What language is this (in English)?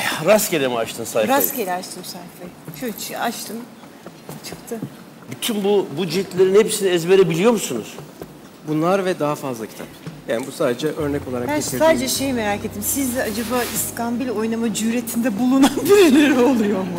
Turkish